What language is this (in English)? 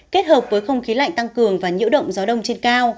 Vietnamese